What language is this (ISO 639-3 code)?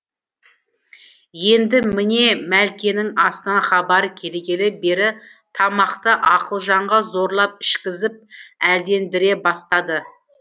kaz